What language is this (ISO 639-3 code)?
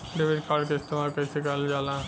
bho